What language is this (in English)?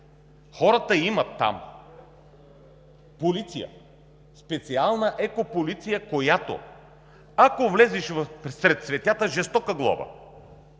Bulgarian